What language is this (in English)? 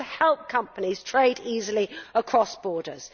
English